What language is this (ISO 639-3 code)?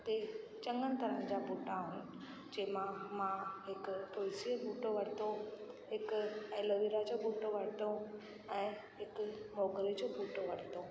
snd